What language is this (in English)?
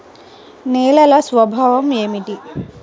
Telugu